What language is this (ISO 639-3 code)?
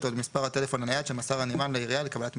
heb